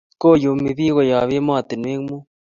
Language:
Kalenjin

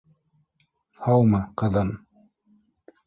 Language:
Bashkir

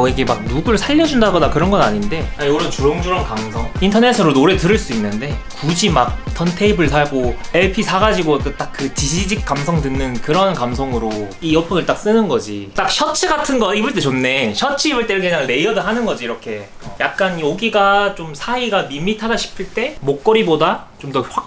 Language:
Korean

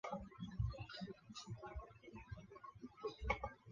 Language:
Chinese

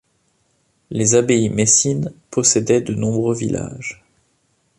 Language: French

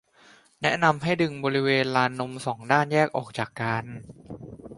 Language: Thai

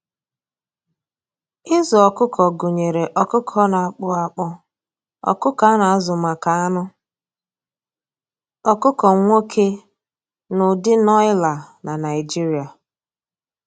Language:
Igbo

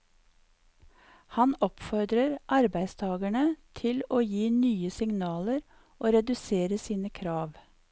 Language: Norwegian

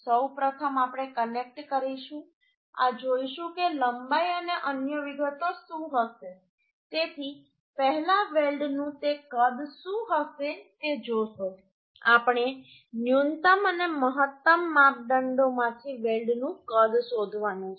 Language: Gujarati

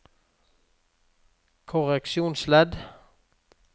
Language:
Norwegian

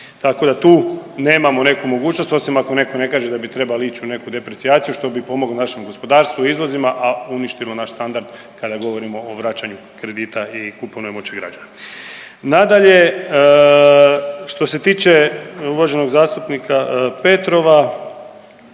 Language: Croatian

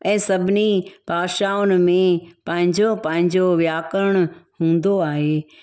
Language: Sindhi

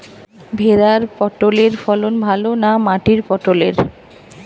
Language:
Bangla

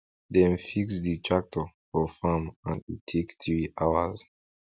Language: Nigerian Pidgin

